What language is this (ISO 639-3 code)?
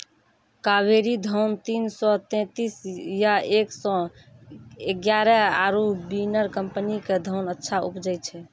mai